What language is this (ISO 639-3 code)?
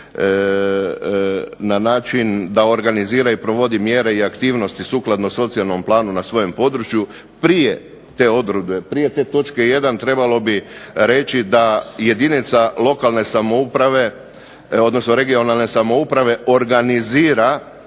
hrv